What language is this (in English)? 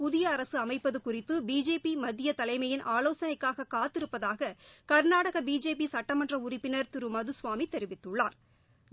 Tamil